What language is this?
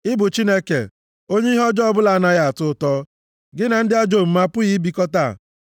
Igbo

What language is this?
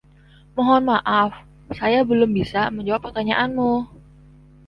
Indonesian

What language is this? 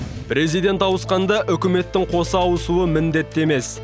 Kazakh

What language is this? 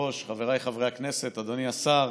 Hebrew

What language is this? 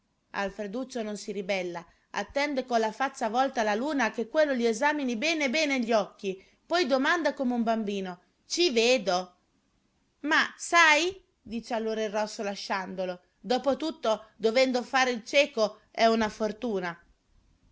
Italian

